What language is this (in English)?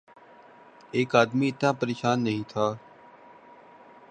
Urdu